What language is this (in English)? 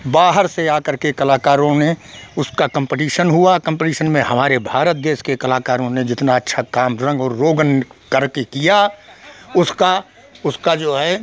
Hindi